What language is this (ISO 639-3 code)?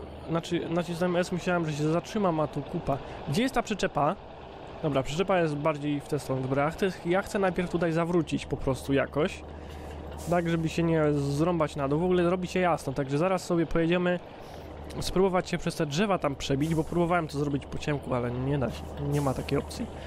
pol